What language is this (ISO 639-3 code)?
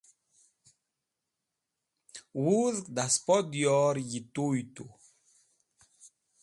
wbl